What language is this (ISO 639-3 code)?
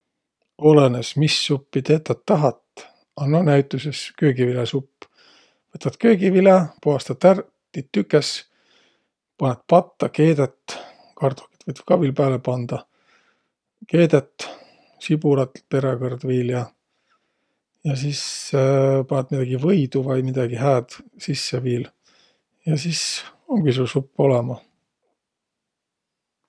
vro